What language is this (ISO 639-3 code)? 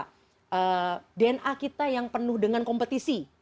ind